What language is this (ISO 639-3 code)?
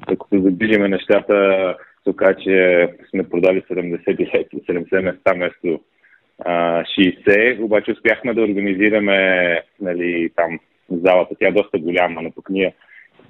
bul